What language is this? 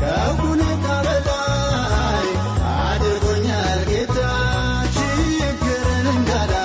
Amharic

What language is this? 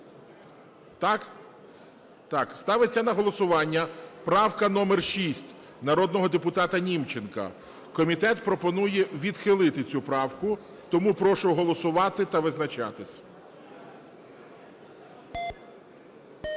Ukrainian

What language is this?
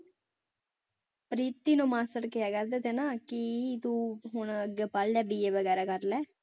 Punjabi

